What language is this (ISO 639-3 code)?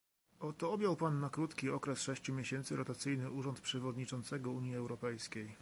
pol